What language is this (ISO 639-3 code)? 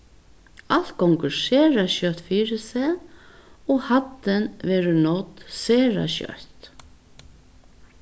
fao